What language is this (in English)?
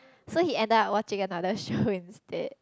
English